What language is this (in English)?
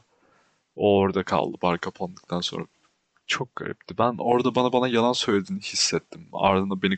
Turkish